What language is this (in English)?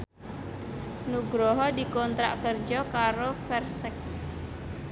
Javanese